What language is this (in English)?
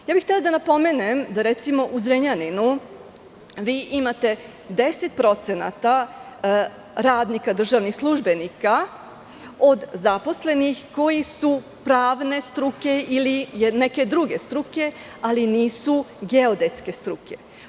Serbian